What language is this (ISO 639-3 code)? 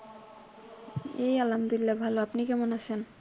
ben